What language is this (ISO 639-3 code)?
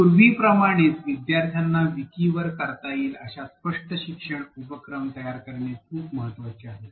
mar